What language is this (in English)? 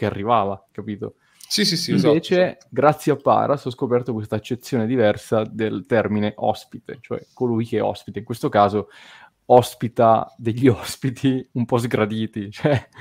Italian